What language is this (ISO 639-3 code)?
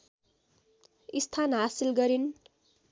nep